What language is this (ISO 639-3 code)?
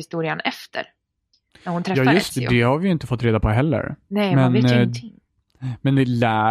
swe